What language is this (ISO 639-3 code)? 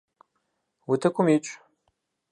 kbd